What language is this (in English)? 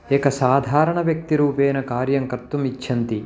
Sanskrit